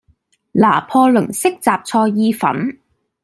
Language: Cantonese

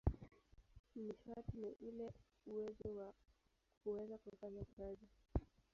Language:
Swahili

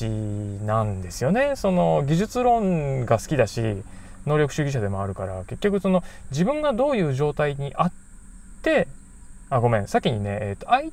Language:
Japanese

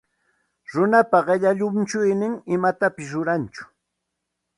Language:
Santa Ana de Tusi Pasco Quechua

